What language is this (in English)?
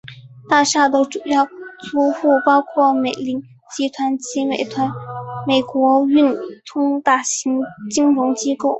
Chinese